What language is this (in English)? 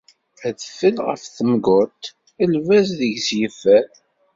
Kabyle